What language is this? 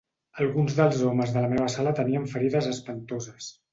Catalan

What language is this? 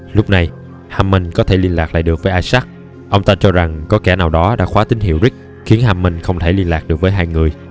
Vietnamese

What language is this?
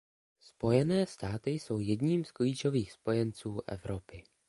Czech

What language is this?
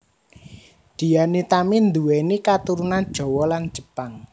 Javanese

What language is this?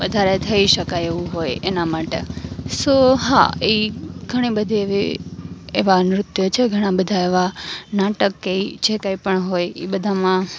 Gujarati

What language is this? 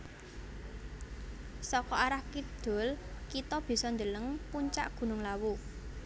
Javanese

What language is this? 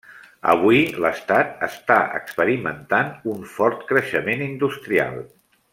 Catalan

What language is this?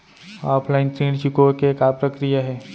Chhattisgarhi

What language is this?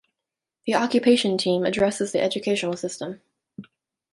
English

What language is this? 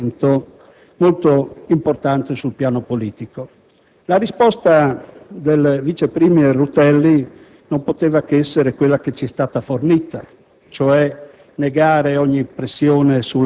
Italian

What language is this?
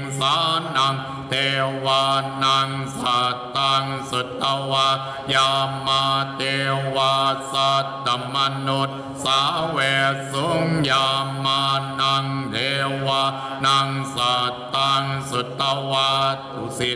Thai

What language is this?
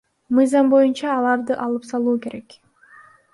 Kyrgyz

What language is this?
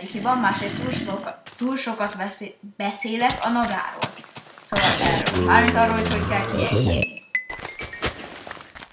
Hungarian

